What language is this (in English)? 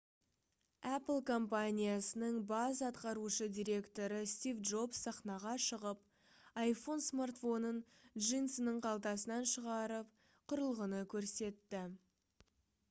Kazakh